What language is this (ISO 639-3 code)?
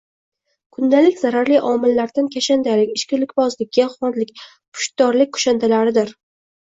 uzb